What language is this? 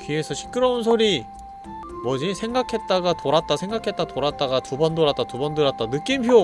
Korean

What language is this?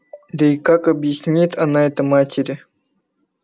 Russian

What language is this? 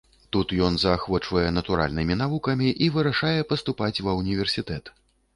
Belarusian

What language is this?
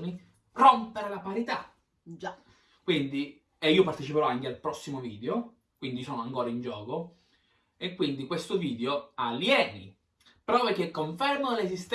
Italian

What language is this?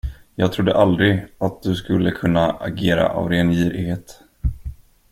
Swedish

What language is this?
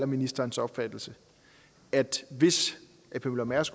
Danish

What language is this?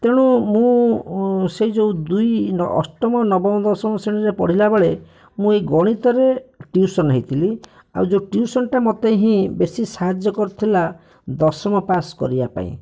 Odia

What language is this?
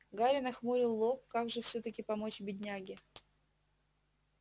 Russian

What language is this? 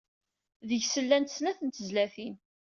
Kabyle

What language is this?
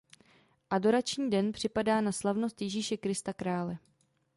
Czech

